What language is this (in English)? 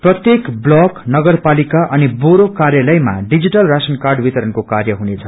Nepali